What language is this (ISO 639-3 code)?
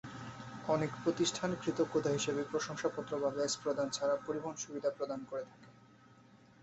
ben